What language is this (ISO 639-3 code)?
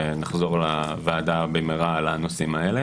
heb